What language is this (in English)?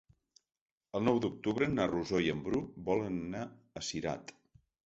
Catalan